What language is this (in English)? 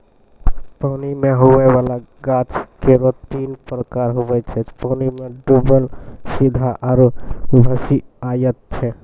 Maithili